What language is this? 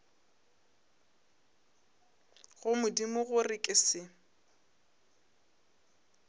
Northern Sotho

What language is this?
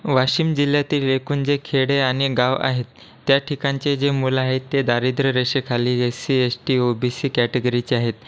Marathi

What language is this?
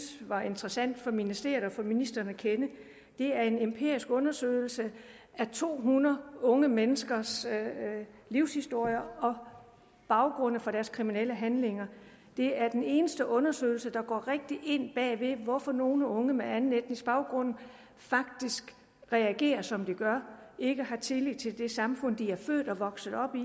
Danish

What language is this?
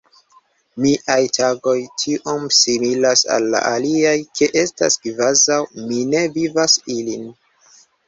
Esperanto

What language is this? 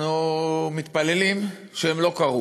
Hebrew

